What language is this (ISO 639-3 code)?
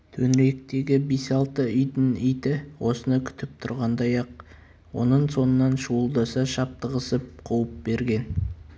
kaz